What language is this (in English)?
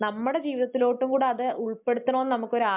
Malayalam